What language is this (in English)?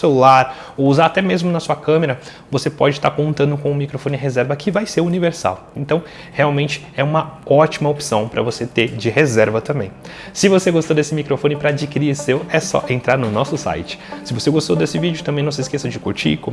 Portuguese